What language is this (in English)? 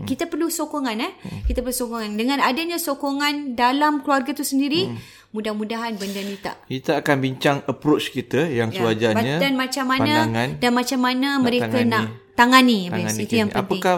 Malay